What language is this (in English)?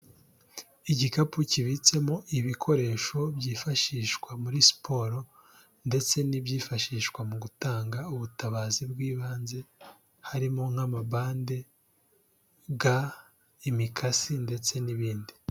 Kinyarwanda